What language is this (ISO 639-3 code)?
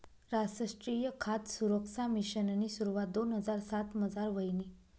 mar